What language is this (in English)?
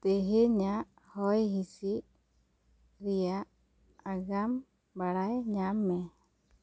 Santali